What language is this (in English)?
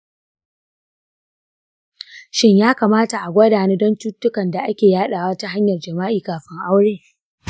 Hausa